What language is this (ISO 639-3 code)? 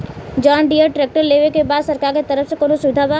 bho